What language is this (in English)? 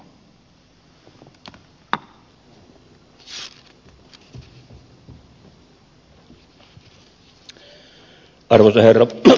Finnish